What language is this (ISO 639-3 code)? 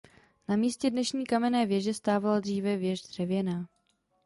ces